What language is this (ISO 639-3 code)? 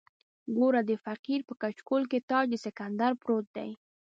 pus